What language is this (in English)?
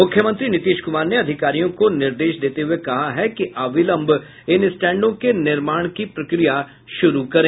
Hindi